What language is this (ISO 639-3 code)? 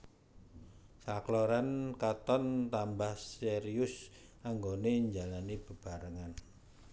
jav